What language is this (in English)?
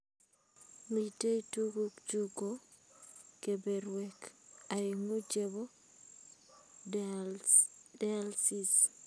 Kalenjin